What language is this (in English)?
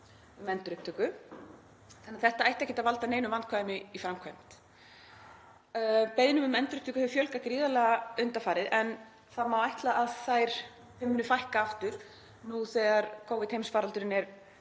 Icelandic